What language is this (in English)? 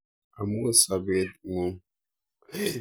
Kalenjin